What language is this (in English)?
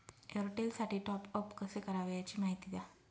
Marathi